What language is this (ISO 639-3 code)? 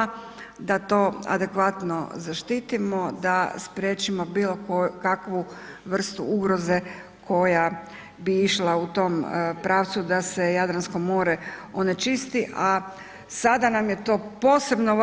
hrv